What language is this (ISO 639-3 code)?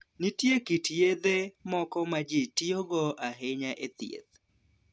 luo